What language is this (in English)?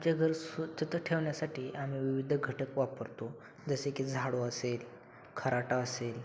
Marathi